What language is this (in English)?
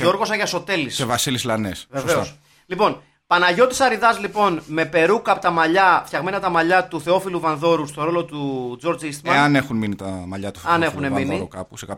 Greek